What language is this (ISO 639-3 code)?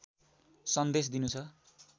nep